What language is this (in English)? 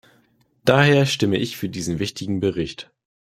German